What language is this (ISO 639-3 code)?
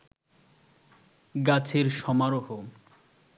ben